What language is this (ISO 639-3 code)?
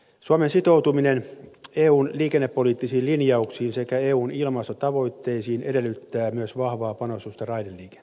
fin